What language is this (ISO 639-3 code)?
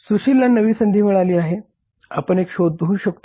mar